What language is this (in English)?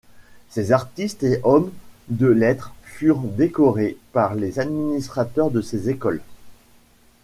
French